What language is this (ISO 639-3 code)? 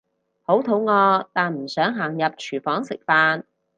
yue